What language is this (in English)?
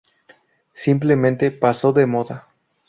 Spanish